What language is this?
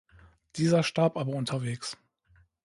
German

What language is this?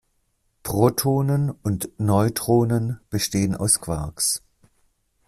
German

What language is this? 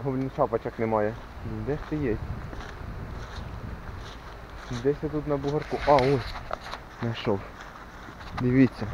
Russian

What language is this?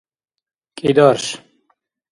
Dargwa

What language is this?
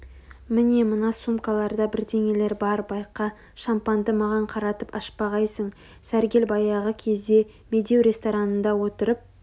Kazakh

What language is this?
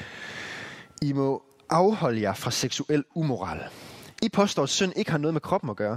Danish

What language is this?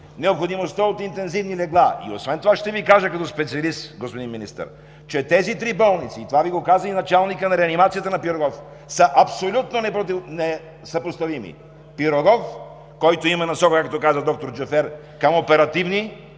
Bulgarian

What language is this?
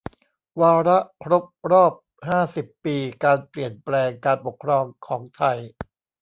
Thai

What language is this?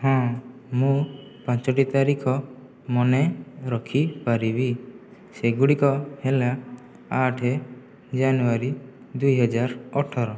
Odia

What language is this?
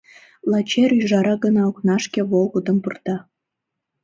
Mari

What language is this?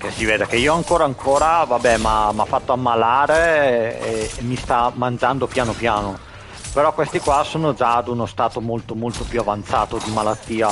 Italian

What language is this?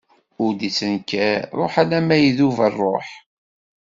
Kabyle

